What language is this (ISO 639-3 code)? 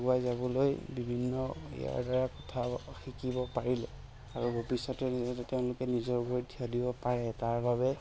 asm